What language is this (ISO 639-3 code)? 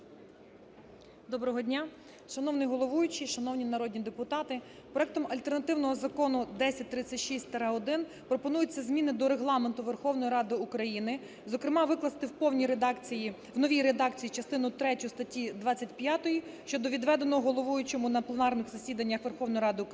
ukr